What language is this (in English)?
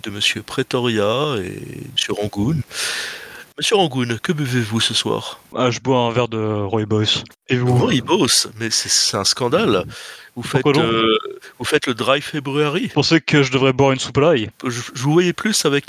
French